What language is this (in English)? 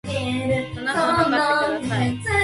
Japanese